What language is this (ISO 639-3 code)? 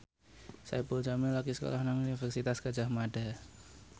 jav